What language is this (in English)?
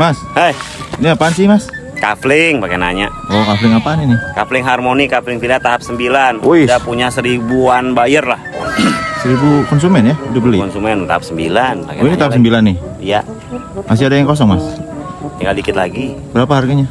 Indonesian